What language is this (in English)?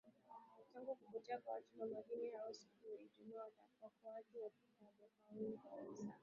Swahili